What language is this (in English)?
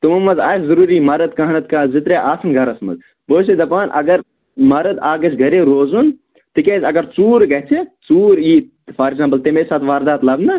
Kashmiri